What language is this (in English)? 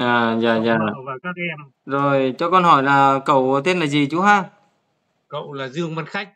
Vietnamese